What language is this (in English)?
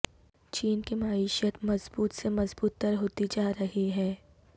Urdu